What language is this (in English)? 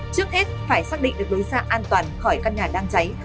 Vietnamese